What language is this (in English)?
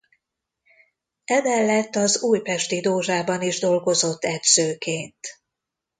Hungarian